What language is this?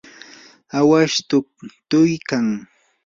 Yanahuanca Pasco Quechua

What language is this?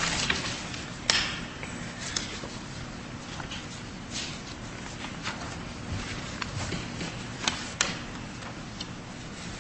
English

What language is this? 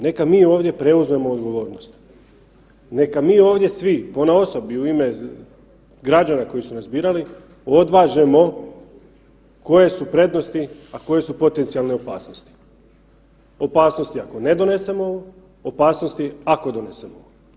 Croatian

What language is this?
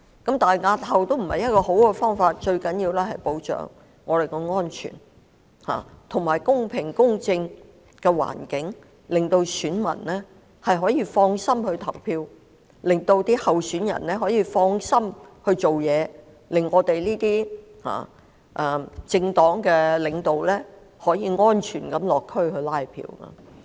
Cantonese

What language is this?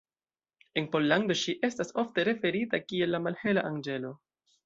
Esperanto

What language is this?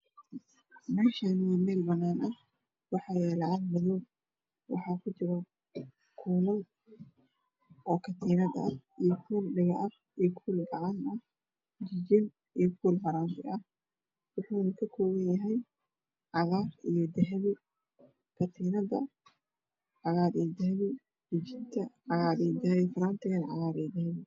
Somali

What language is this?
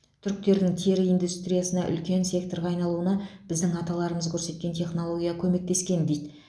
Kazakh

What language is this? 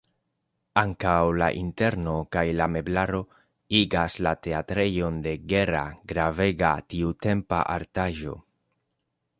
Esperanto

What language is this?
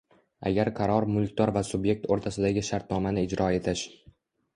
Uzbek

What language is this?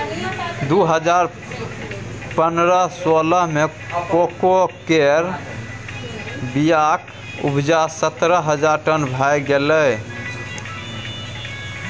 Maithili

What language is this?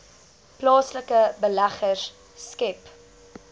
Afrikaans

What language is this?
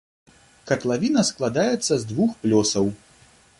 Belarusian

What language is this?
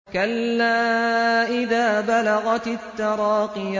Arabic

